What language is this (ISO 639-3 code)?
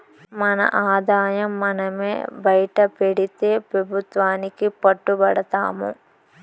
tel